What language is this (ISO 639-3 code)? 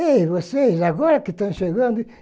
por